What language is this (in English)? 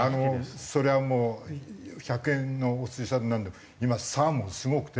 Japanese